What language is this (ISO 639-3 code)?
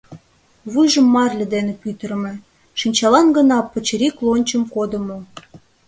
chm